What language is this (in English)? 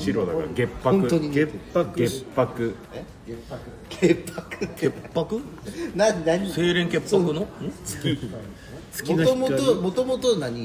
Japanese